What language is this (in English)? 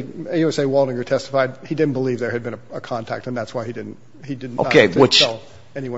English